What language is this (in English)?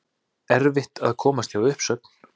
Icelandic